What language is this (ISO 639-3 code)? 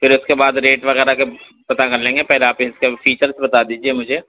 urd